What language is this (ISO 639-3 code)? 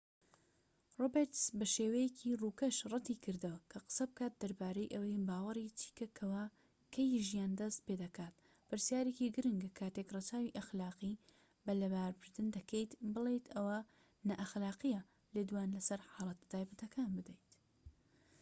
ckb